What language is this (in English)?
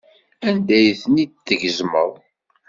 Kabyle